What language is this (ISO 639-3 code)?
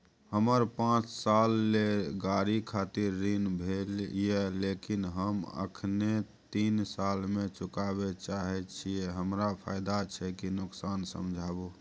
mai